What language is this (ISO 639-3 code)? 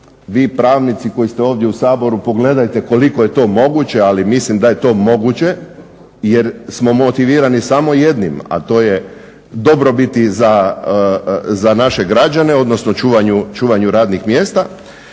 hrv